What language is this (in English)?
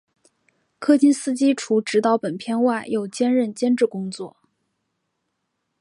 Chinese